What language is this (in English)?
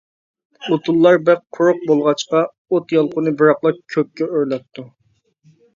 Uyghur